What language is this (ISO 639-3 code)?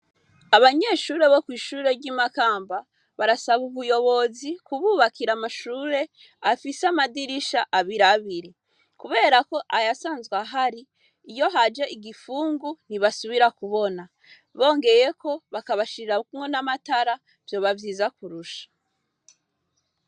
run